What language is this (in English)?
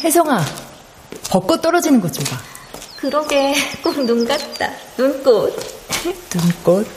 Korean